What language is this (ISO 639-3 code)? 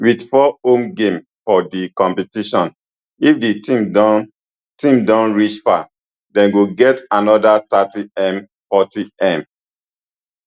pcm